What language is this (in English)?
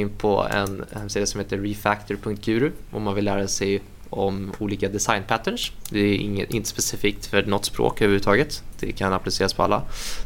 Swedish